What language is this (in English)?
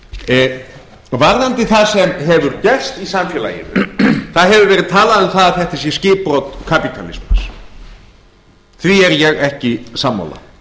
Icelandic